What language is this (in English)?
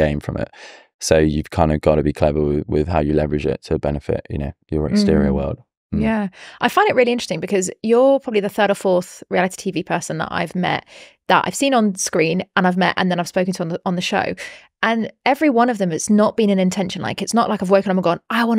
English